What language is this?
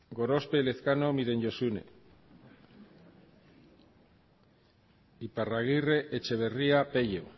Basque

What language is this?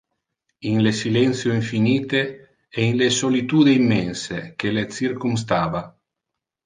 Interlingua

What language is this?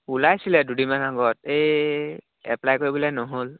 Assamese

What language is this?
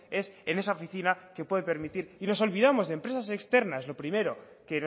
Spanish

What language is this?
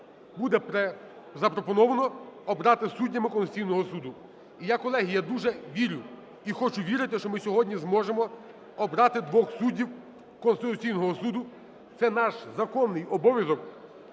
Ukrainian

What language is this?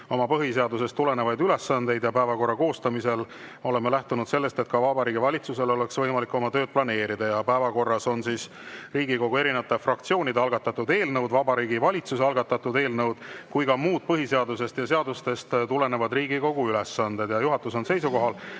Estonian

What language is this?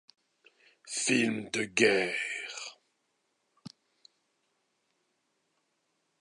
French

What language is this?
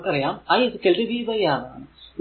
Malayalam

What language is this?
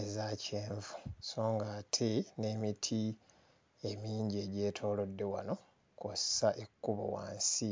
Ganda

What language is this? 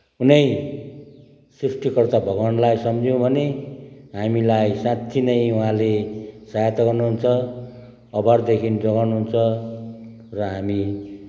Nepali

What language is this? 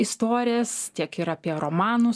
Lithuanian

